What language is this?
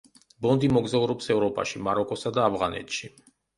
Georgian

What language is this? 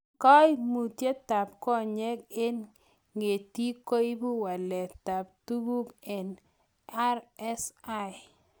Kalenjin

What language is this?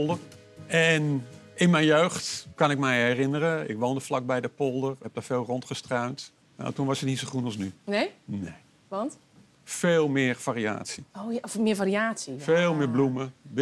Dutch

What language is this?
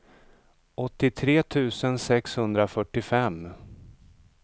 Swedish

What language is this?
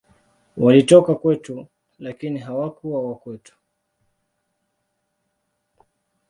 Swahili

